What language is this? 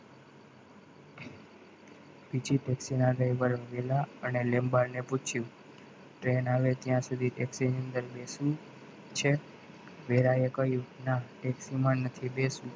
Gujarati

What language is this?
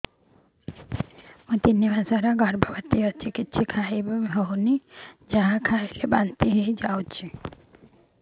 Odia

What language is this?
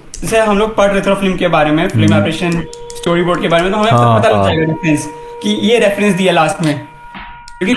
Hindi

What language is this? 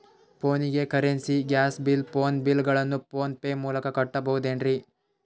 Kannada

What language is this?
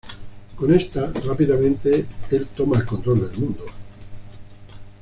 Spanish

